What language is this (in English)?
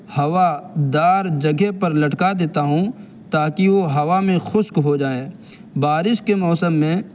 Urdu